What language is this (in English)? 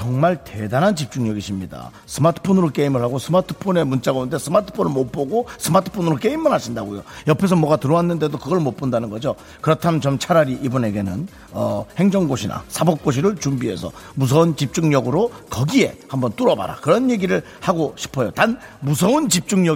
Korean